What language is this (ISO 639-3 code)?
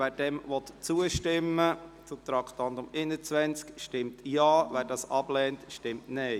gsw